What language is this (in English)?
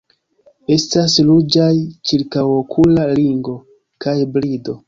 Esperanto